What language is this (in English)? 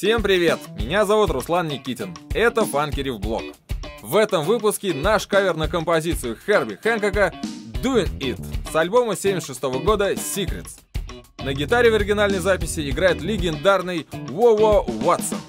Russian